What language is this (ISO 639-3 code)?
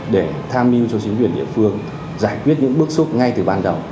vie